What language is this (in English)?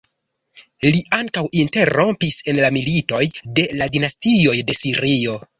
Esperanto